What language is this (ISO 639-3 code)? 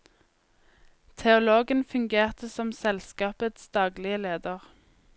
nor